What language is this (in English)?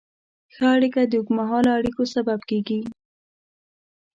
Pashto